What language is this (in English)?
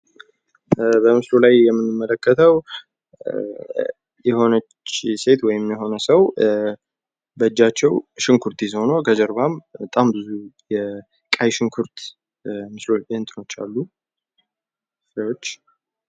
Amharic